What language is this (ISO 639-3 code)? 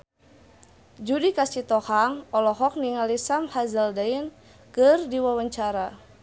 sun